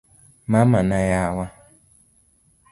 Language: Luo (Kenya and Tanzania)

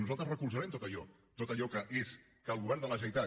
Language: Catalan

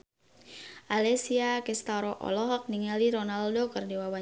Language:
Sundanese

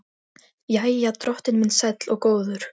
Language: Icelandic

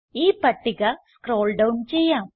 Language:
Malayalam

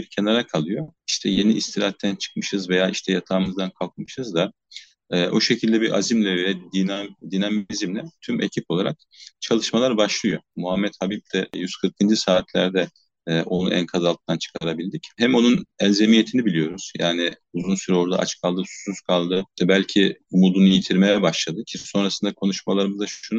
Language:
Turkish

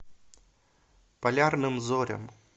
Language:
Russian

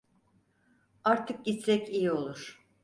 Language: Turkish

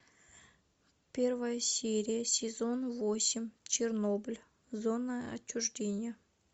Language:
Russian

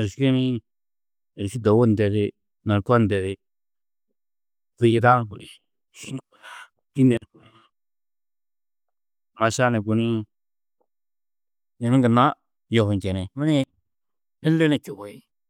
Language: Tedaga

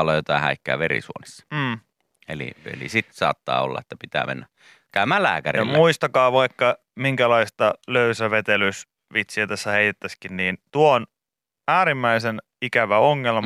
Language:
Finnish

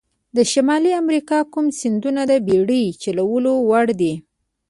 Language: Pashto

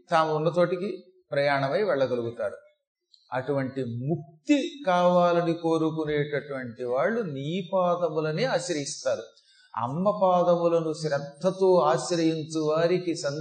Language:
Telugu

